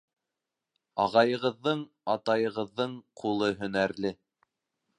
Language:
Bashkir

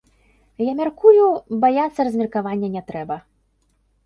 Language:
Belarusian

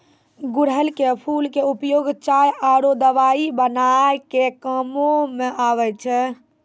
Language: Maithili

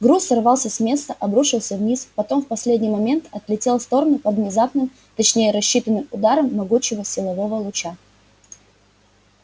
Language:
Russian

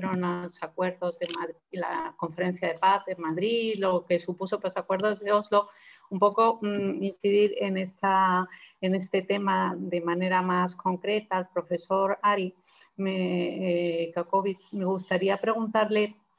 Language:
Spanish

